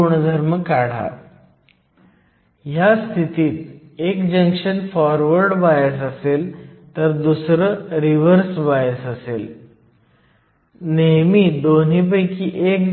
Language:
Marathi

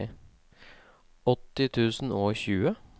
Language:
Norwegian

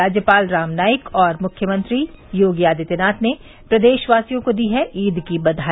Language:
Hindi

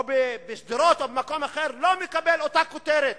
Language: Hebrew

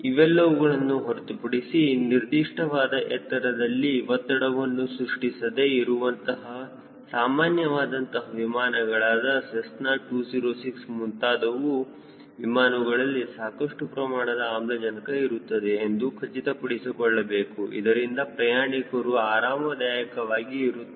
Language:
Kannada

